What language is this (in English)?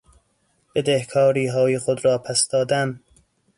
Persian